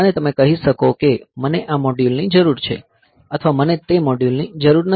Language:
Gujarati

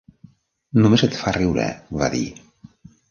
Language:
Catalan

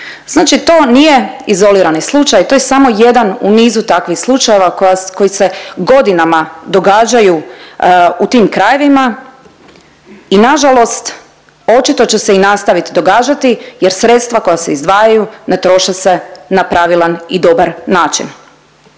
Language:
Croatian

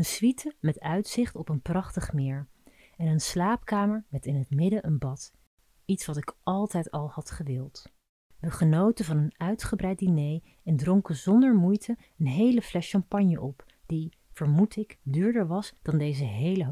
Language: Dutch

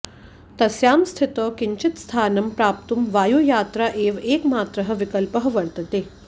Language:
Sanskrit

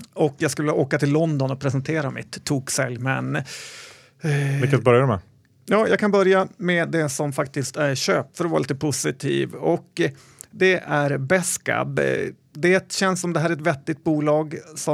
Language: Swedish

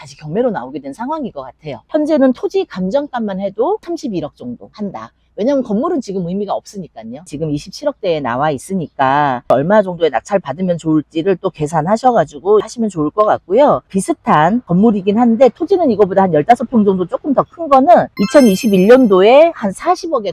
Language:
Korean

